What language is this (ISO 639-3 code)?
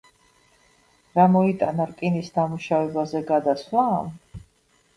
kat